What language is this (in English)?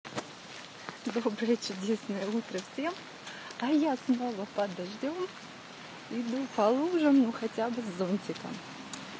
Russian